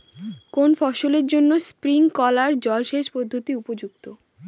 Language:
Bangla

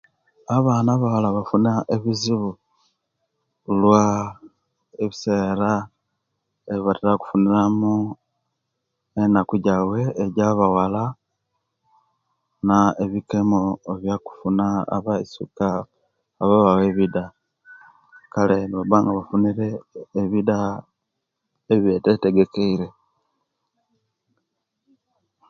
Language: Kenyi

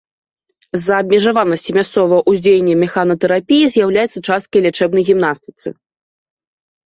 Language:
Belarusian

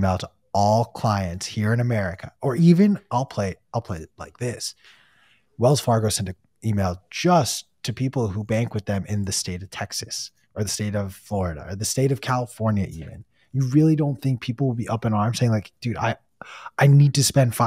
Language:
English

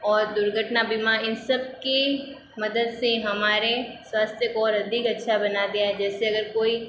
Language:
Hindi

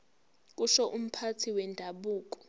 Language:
Zulu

